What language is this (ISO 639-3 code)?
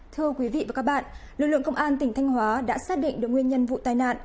vie